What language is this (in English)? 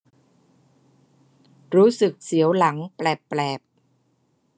Thai